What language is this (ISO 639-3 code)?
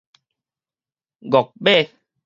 nan